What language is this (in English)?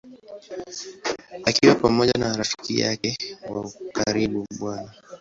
Swahili